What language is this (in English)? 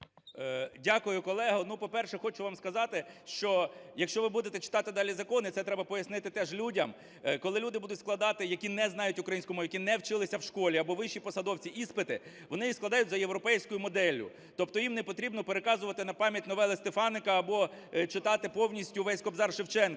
Ukrainian